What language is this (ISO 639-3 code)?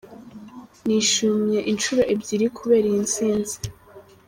kin